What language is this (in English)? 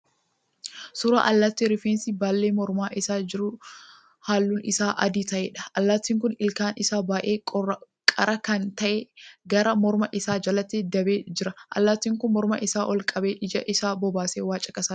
Oromo